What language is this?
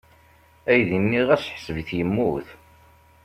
Kabyle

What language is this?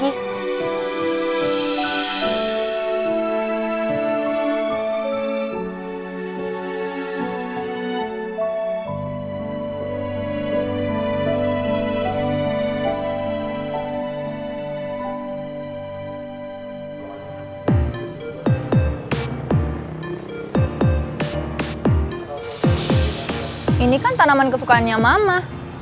Indonesian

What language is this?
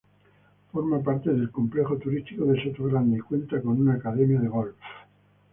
Spanish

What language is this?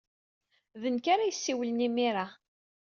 Kabyle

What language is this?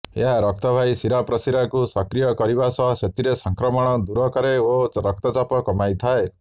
Odia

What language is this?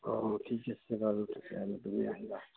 Assamese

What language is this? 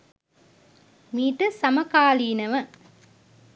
Sinhala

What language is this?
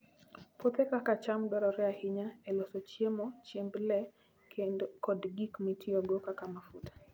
Luo (Kenya and Tanzania)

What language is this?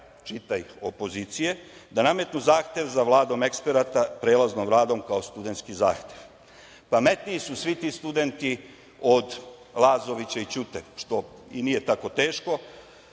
Serbian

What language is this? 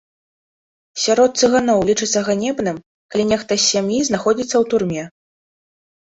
Belarusian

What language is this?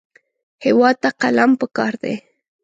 Pashto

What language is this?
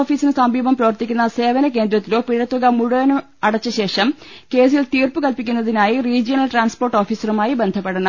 Malayalam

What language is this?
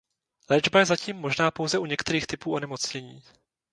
Czech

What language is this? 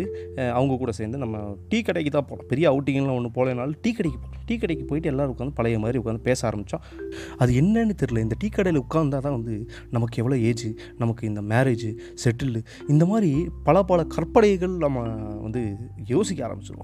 Tamil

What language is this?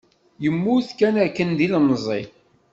Kabyle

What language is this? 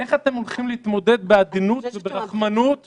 Hebrew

